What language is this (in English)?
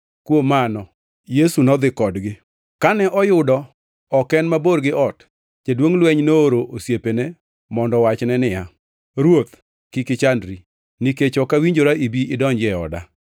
Luo (Kenya and Tanzania)